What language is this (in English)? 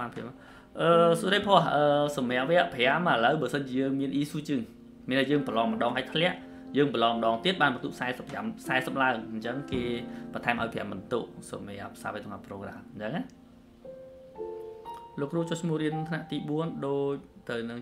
Vietnamese